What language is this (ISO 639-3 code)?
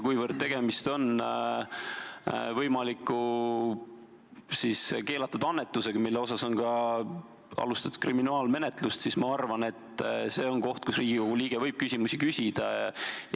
est